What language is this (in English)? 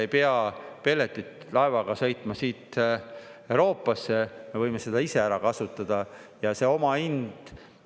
Estonian